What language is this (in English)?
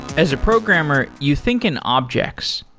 English